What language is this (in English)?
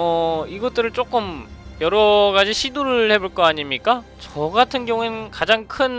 Korean